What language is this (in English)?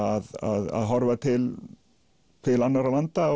Icelandic